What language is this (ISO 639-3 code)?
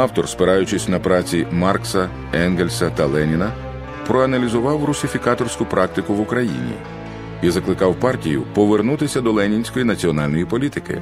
ukr